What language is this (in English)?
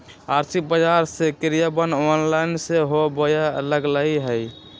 Magahi